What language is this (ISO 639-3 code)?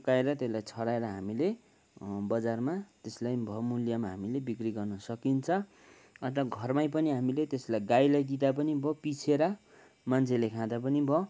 nep